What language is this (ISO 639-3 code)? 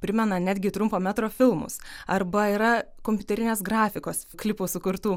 lit